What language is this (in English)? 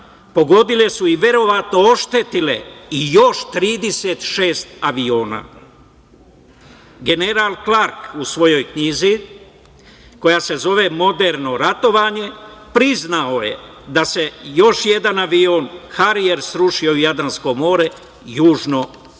Serbian